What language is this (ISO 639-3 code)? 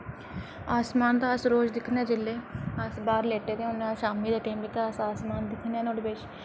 doi